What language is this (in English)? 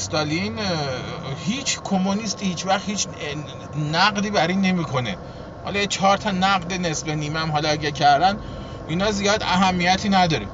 Persian